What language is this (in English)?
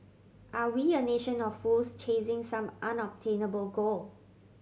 English